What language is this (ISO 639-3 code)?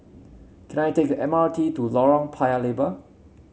eng